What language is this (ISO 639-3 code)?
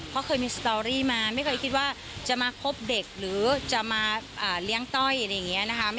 tha